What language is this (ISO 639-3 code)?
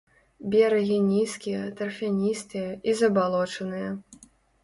bel